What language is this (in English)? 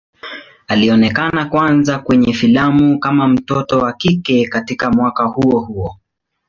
Swahili